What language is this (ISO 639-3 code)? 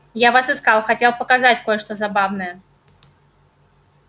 rus